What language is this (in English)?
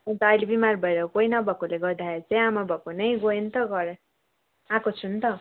Nepali